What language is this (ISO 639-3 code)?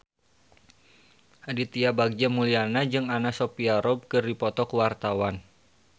sun